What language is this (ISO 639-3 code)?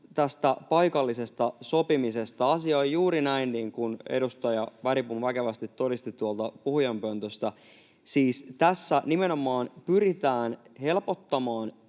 fin